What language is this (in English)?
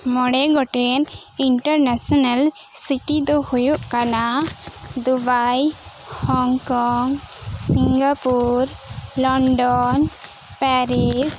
Santali